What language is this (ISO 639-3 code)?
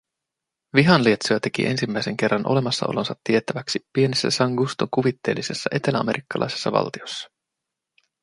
fin